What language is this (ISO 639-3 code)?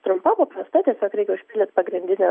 lit